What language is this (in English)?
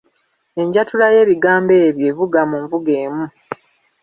Ganda